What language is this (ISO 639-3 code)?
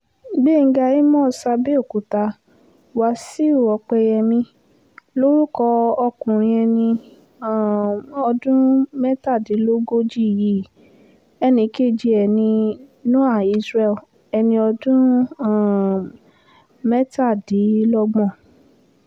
yor